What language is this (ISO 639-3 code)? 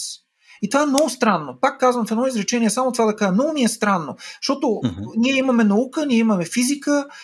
bul